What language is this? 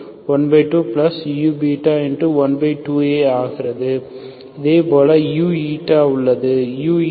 Tamil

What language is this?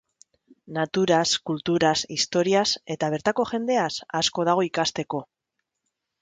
Basque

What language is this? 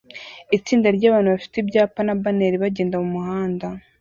Kinyarwanda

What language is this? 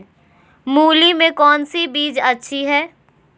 Magahi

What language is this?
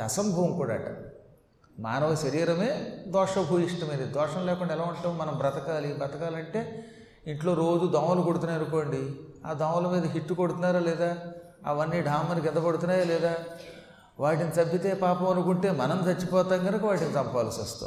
Telugu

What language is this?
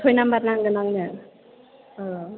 Bodo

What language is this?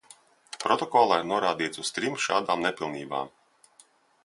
Latvian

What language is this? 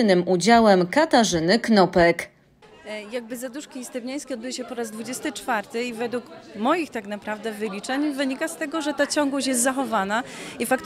Polish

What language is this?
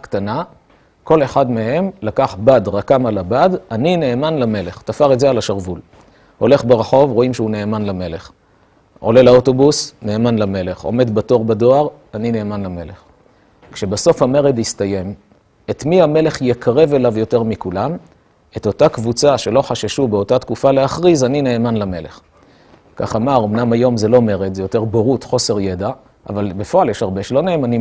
Hebrew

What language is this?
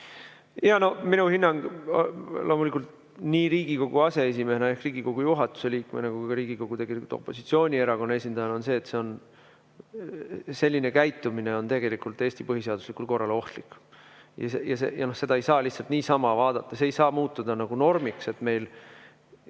Estonian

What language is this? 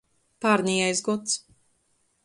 Latgalian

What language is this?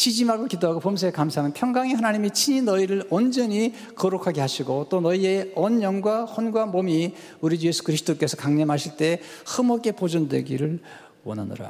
Korean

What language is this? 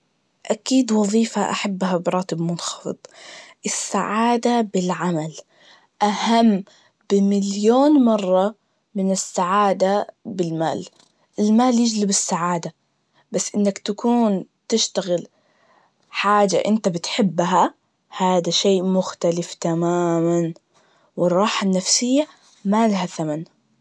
Najdi Arabic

